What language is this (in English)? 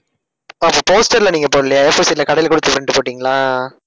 Tamil